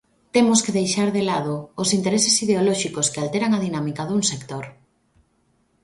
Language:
Galician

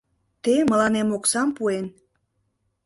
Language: Mari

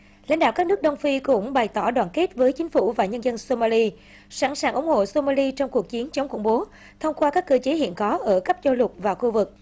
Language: Vietnamese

